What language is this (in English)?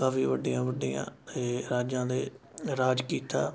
Punjabi